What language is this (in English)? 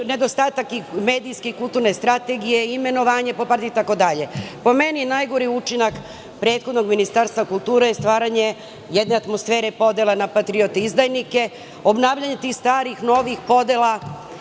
Serbian